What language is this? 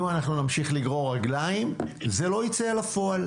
Hebrew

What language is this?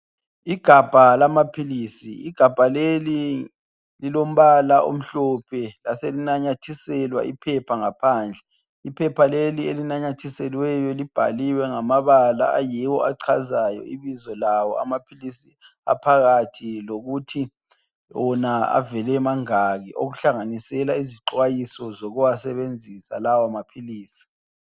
North Ndebele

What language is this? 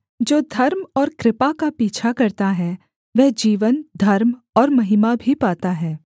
Hindi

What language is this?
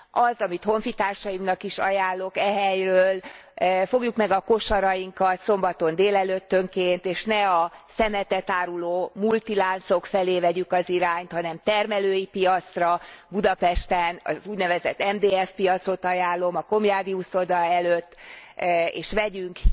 Hungarian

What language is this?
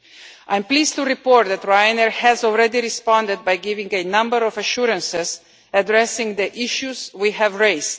English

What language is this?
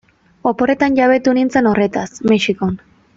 Basque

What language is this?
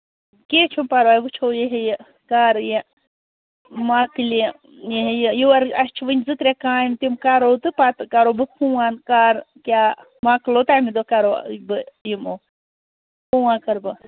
Kashmiri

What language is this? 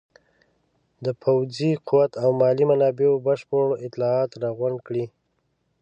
Pashto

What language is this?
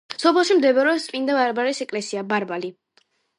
Georgian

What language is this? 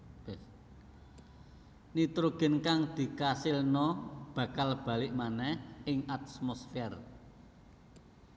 Javanese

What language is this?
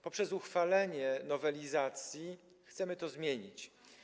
Polish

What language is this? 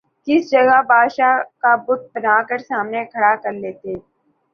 Urdu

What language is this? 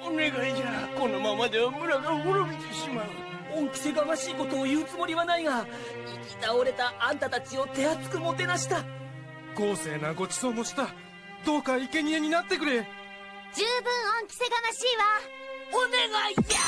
Japanese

